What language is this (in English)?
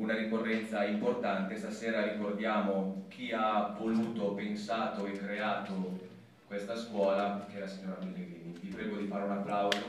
Italian